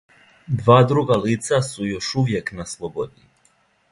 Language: Serbian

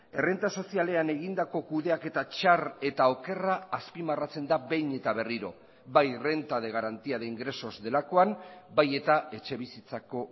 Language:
Basque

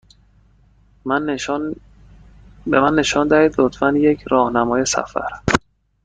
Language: Persian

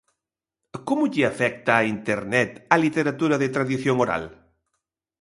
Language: Galician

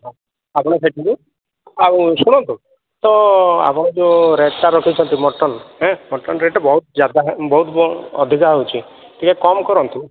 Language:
Odia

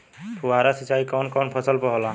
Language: Bhojpuri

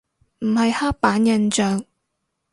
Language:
Cantonese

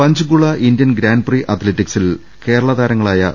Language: Malayalam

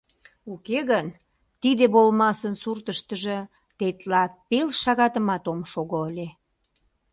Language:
Mari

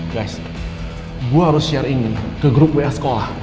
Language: Indonesian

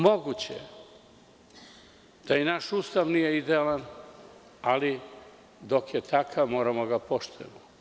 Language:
Serbian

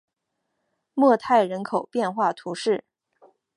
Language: Chinese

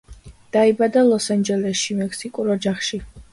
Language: Georgian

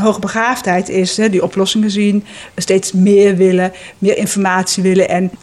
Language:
Dutch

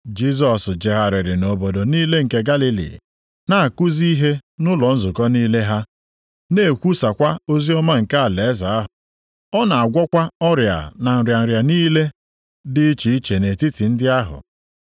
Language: Igbo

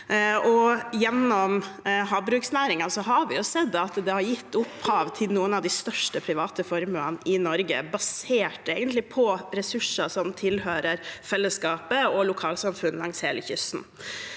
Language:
Norwegian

